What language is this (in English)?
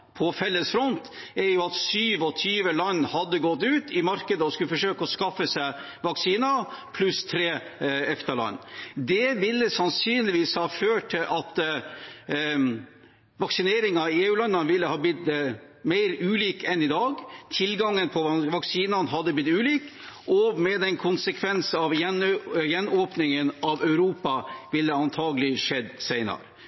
Norwegian Bokmål